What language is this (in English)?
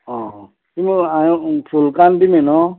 Konkani